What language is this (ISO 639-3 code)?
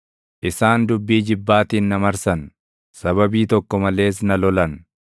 orm